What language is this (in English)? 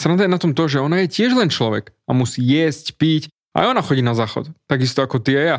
Slovak